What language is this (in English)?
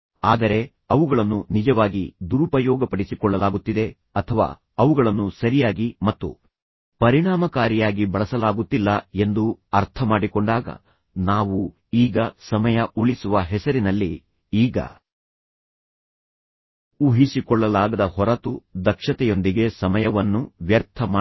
Kannada